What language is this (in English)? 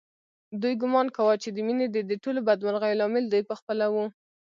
Pashto